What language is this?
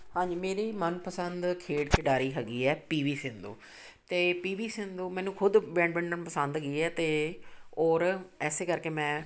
Punjabi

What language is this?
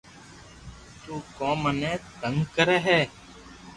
Loarki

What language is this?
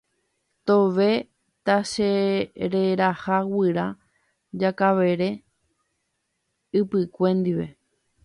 Guarani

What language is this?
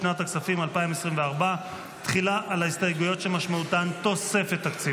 Hebrew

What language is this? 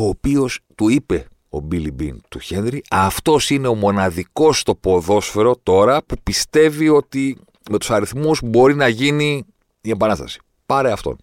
Greek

